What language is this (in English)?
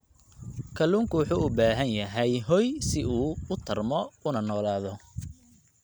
Somali